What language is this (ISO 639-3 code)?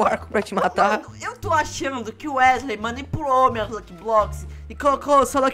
por